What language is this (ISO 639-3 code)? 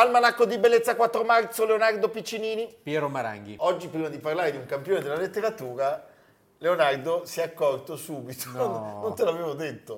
ita